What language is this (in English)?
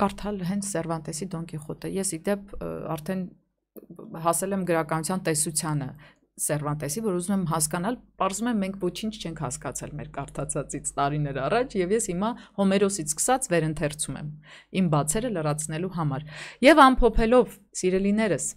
Romanian